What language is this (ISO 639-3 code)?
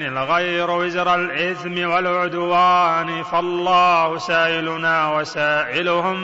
ara